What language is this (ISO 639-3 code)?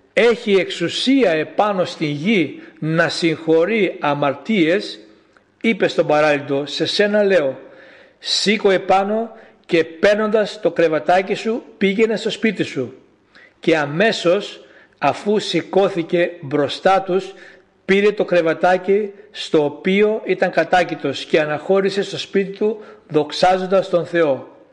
ell